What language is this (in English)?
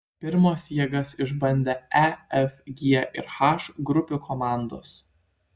Lithuanian